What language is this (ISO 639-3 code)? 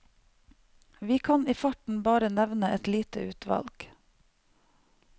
nor